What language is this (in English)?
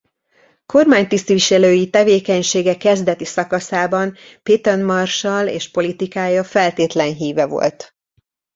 Hungarian